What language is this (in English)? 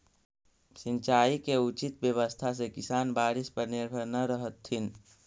Magahi